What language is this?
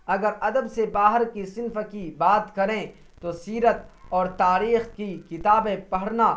Urdu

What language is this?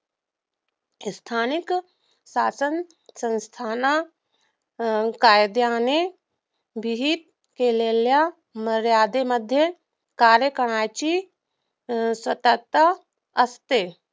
Marathi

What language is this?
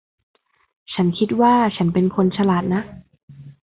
Thai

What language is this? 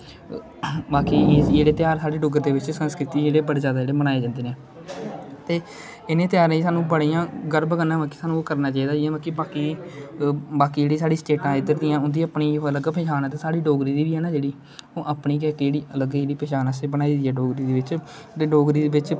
Dogri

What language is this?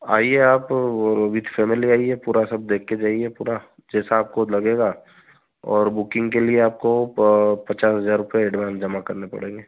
Hindi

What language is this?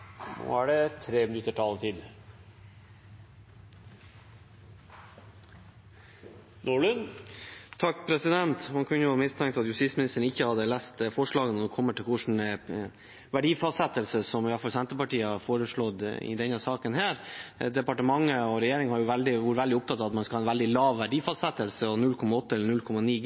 Norwegian Bokmål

